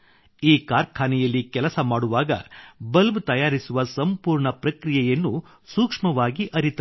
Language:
Kannada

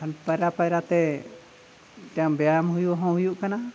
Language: Santali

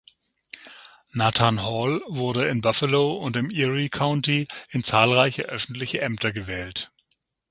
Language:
German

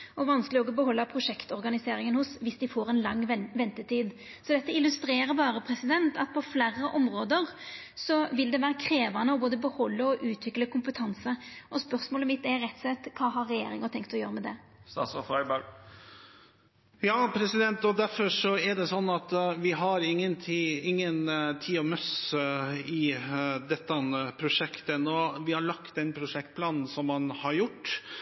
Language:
Norwegian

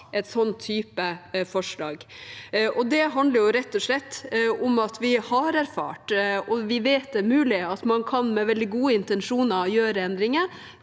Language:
Norwegian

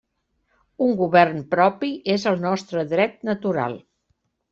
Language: Catalan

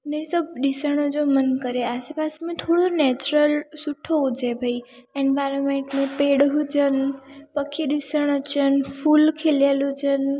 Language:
Sindhi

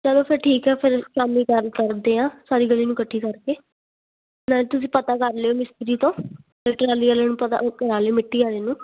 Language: Punjabi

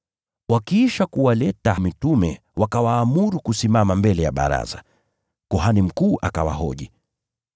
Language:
Swahili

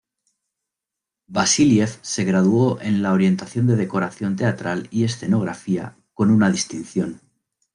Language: Spanish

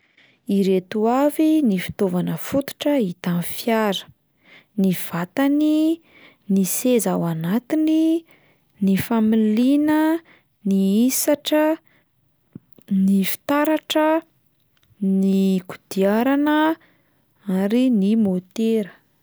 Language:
Malagasy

